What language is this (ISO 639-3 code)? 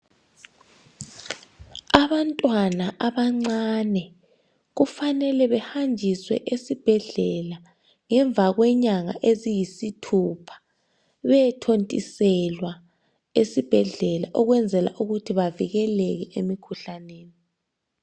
nde